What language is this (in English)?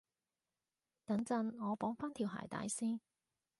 Cantonese